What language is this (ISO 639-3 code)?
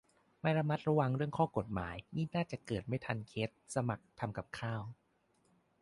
tha